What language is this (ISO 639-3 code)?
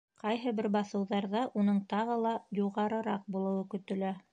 bak